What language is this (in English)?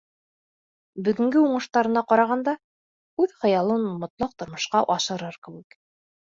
Bashkir